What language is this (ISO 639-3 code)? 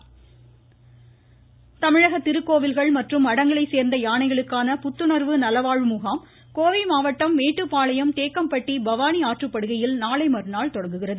tam